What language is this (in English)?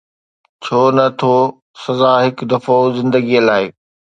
Sindhi